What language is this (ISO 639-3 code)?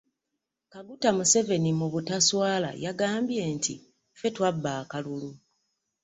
lug